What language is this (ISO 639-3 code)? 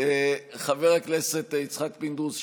heb